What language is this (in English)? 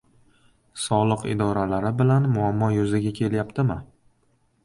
Uzbek